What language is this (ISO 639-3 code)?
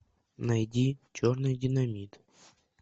rus